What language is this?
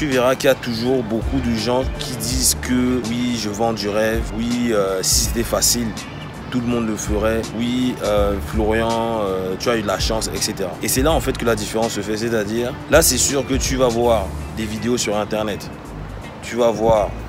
French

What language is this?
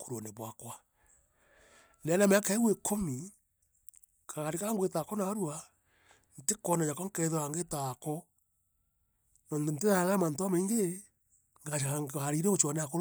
Meru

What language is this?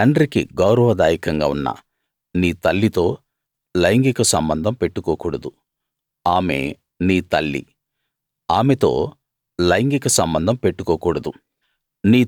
Telugu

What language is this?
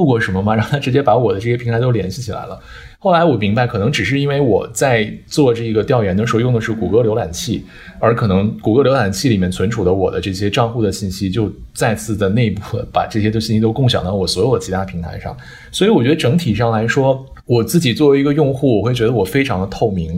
Chinese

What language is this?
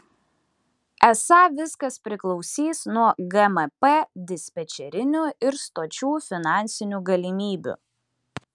Lithuanian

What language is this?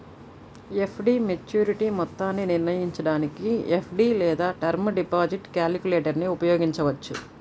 Telugu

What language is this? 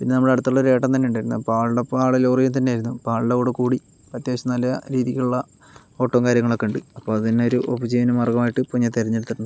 Malayalam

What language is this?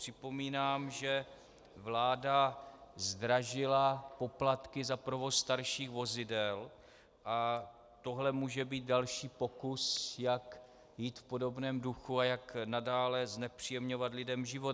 Czech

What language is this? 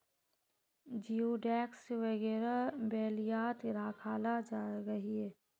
Magahi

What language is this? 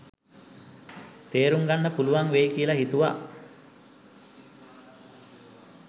Sinhala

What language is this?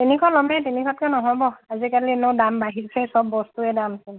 Assamese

